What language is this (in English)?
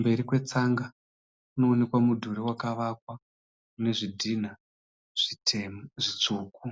Shona